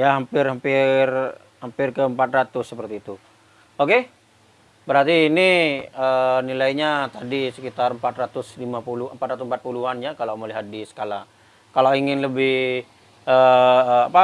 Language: Indonesian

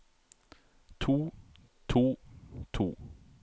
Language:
Norwegian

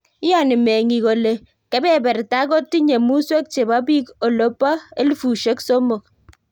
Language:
Kalenjin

